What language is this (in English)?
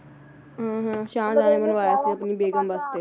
Punjabi